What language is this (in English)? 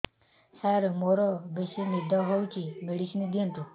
Odia